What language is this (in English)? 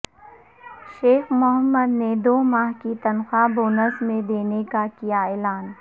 Urdu